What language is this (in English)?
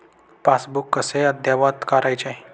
Marathi